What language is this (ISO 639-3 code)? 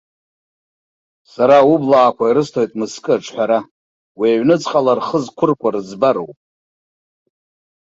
abk